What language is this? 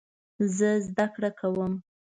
Pashto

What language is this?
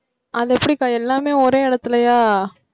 Tamil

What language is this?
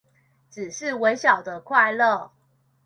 Chinese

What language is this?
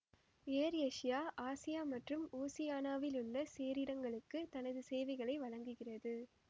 Tamil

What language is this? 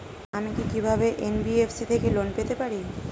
Bangla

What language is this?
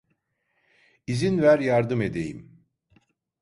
Turkish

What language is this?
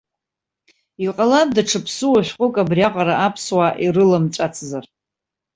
Abkhazian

